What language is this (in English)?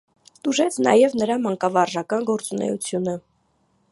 Armenian